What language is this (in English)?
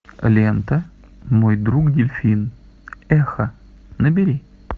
Russian